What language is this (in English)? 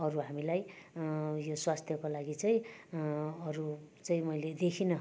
Nepali